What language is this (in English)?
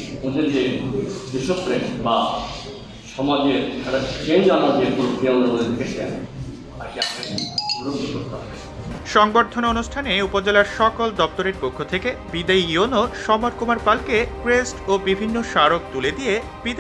Arabic